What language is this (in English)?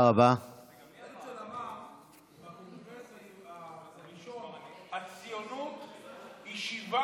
Hebrew